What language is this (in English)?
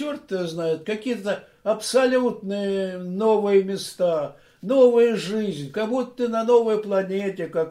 Russian